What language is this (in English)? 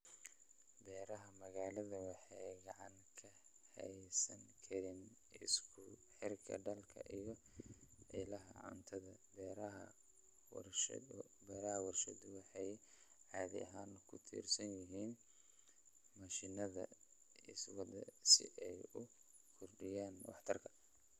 Somali